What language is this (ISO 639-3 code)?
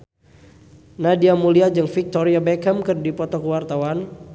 sun